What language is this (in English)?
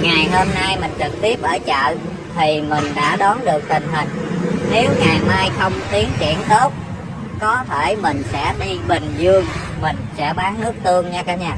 Vietnamese